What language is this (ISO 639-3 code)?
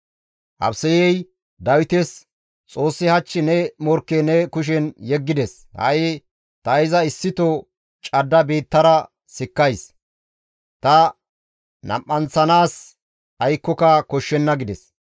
gmv